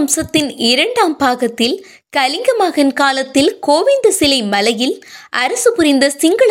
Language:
Tamil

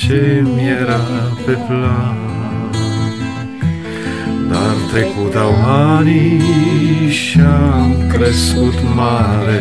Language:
Romanian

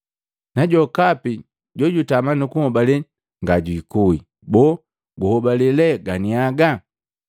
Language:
Matengo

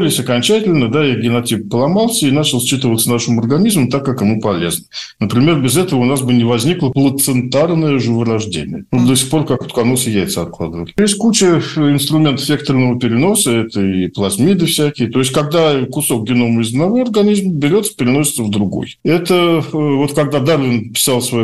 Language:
Russian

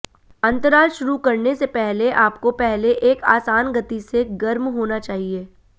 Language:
Hindi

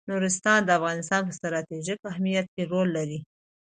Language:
Pashto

